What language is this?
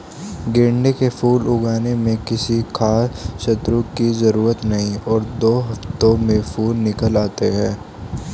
Hindi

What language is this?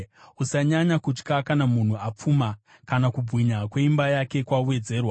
Shona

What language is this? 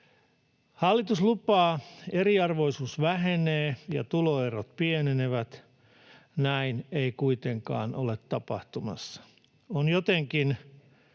Finnish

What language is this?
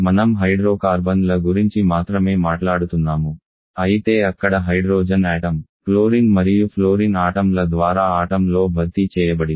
Telugu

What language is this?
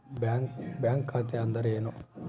Kannada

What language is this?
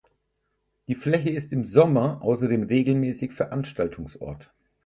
German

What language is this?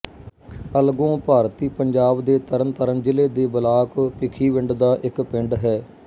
Punjabi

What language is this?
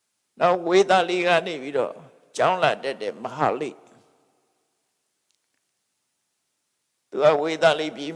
Vietnamese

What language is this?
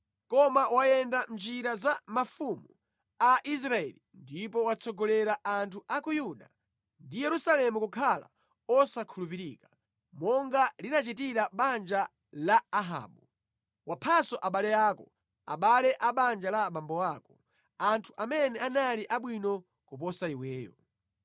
Nyanja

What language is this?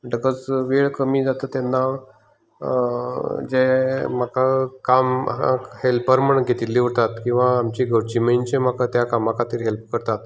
Konkani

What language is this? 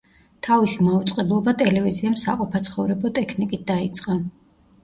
Georgian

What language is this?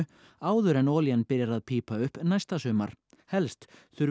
Icelandic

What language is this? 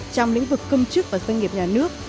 Vietnamese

